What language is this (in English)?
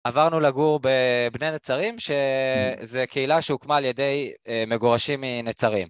Hebrew